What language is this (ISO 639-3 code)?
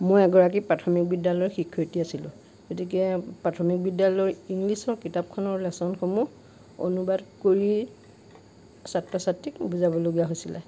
asm